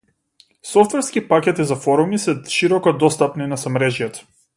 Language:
Macedonian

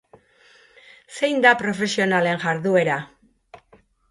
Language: Basque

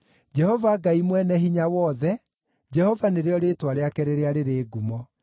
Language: Kikuyu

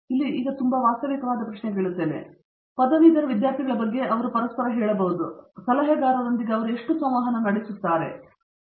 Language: Kannada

